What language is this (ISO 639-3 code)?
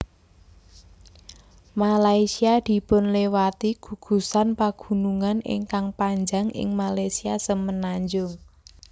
jav